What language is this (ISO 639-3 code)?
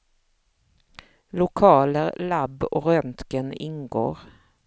swe